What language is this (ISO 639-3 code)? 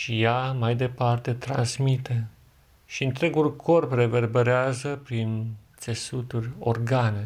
ron